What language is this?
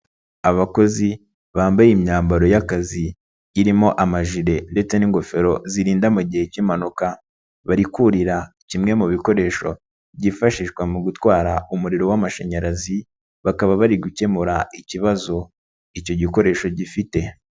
Kinyarwanda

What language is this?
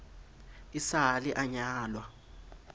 Southern Sotho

